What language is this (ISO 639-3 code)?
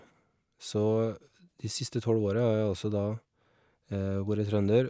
nor